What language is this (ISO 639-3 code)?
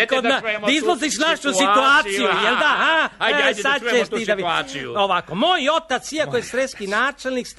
hrv